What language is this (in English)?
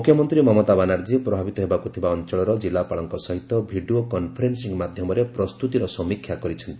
Odia